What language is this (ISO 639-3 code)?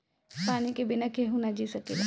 bho